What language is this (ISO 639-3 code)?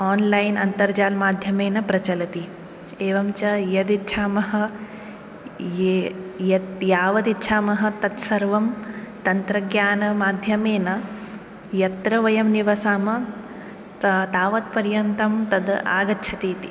san